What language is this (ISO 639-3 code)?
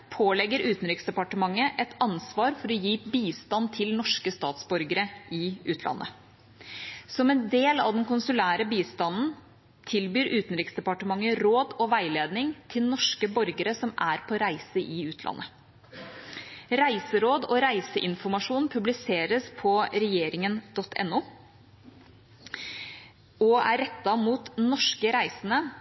nob